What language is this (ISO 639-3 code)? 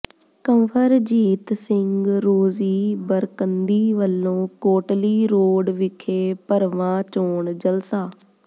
pan